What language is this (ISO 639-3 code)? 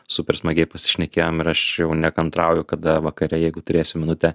lit